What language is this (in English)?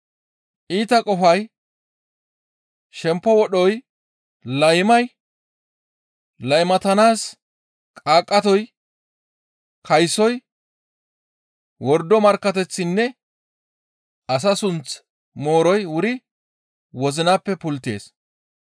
Gamo